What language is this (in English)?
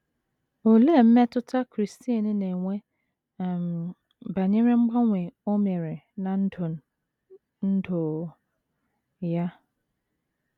Igbo